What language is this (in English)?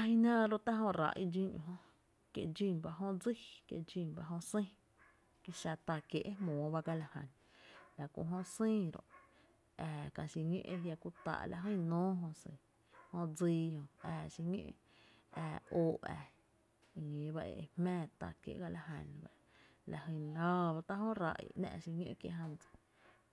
Tepinapa Chinantec